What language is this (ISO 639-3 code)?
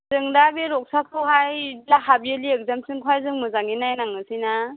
brx